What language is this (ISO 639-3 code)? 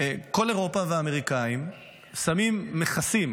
heb